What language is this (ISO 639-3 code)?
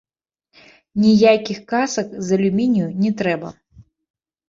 bel